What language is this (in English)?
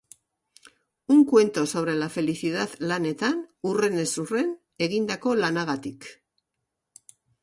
Basque